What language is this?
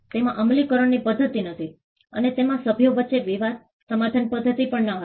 Gujarati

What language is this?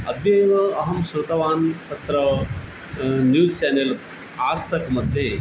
Sanskrit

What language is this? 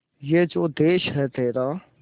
Hindi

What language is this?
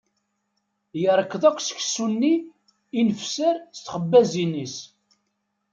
Kabyle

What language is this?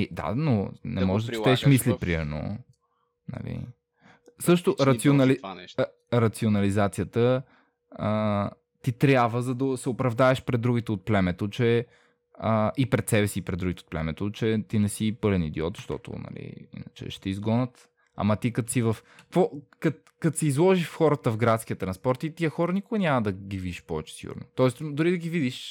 Bulgarian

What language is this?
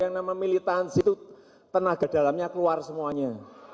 Indonesian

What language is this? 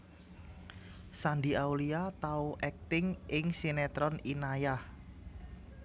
Javanese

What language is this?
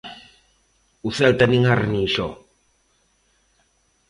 Galician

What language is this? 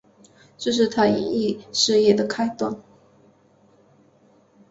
Chinese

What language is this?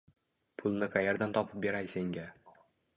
Uzbek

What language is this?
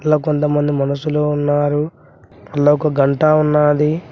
Telugu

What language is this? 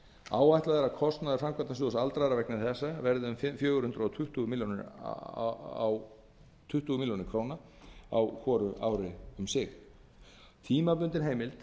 Icelandic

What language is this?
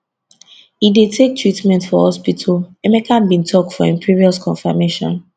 Nigerian Pidgin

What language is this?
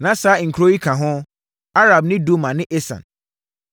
Akan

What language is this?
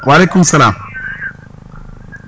Wolof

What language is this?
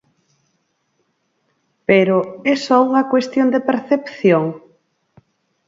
Galician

